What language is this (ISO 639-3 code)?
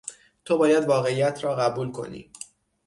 fas